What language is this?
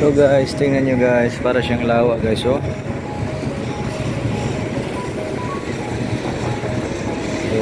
Filipino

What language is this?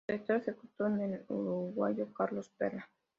Spanish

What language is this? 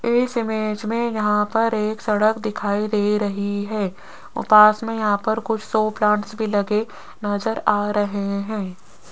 Hindi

